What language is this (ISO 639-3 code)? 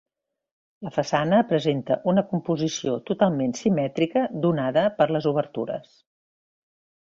cat